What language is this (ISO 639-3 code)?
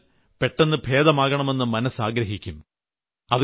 mal